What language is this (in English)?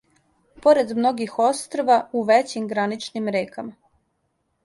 Serbian